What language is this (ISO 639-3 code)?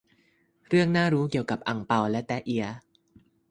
tha